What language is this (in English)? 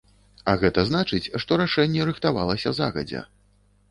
Belarusian